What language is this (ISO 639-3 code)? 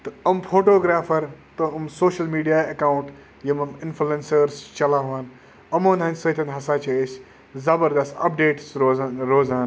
kas